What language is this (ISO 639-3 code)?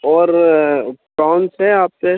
urd